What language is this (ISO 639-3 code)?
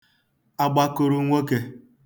ibo